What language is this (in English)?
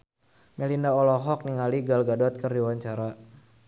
Sundanese